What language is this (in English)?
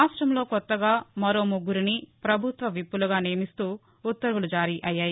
Telugu